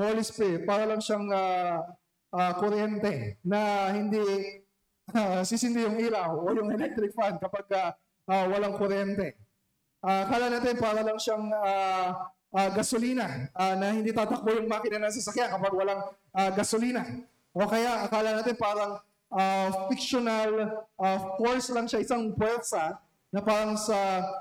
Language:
Filipino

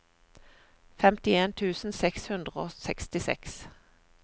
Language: Norwegian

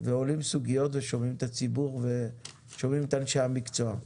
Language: Hebrew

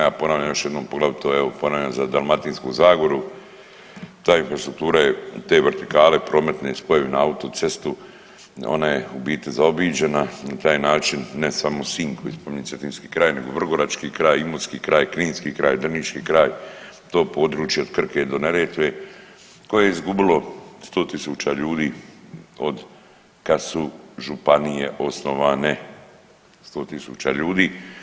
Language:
Croatian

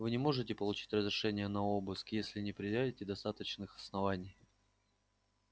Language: Russian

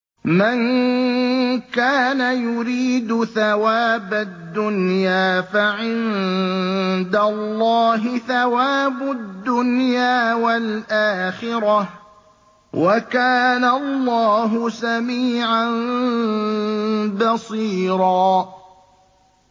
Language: Arabic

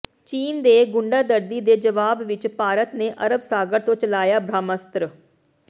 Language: Punjabi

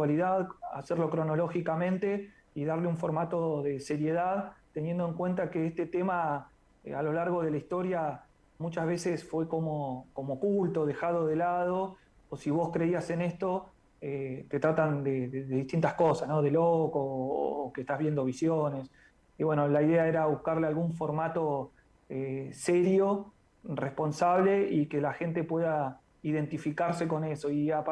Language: Spanish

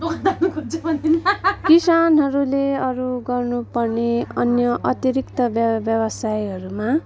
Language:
Nepali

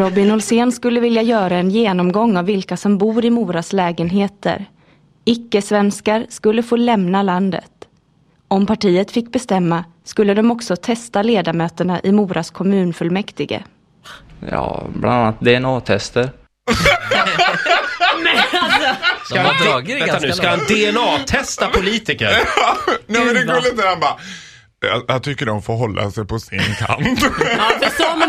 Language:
Swedish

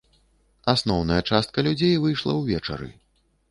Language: Belarusian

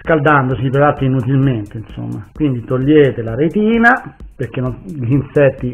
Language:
Italian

